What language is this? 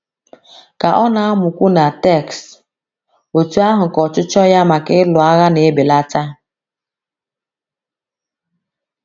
Igbo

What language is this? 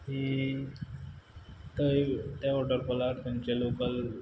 Konkani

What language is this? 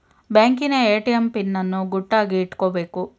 Kannada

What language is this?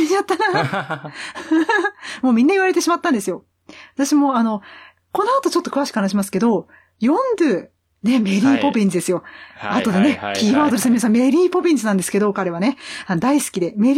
Japanese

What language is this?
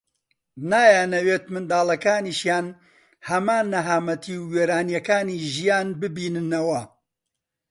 Central Kurdish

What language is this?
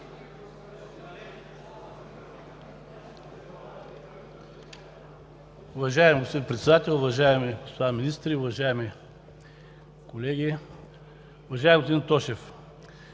Bulgarian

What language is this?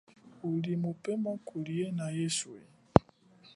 Chokwe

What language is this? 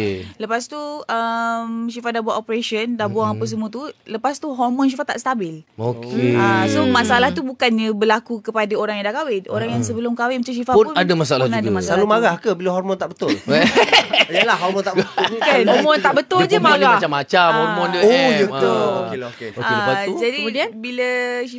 Malay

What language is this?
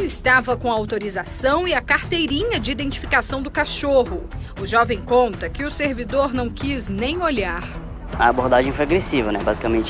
Portuguese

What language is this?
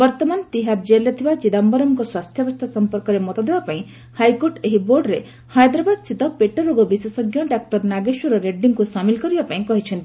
Odia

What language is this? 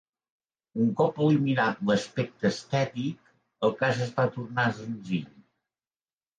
Catalan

